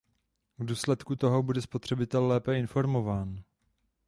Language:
Czech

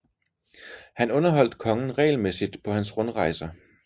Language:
Danish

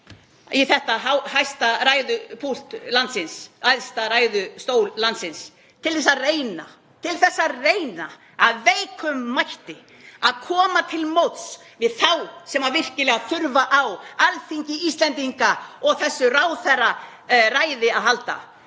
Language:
Icelandic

